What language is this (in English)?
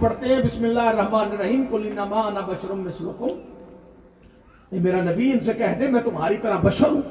Urdu